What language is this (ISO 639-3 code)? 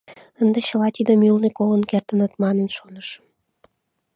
chm